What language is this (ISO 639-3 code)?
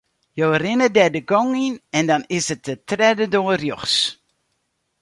fry